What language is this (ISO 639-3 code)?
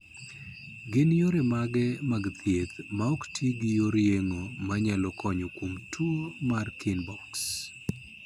luo